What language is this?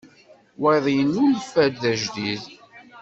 Kabyle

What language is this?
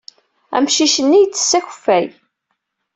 Kabyle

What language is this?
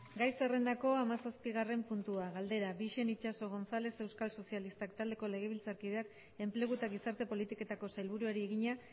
Basque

